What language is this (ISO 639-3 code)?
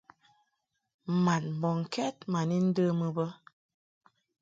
mhk